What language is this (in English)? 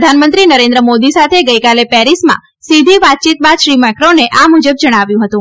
Gujarati